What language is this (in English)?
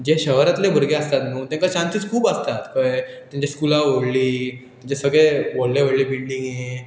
Konkani